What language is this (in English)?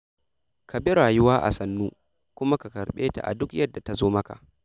Hausa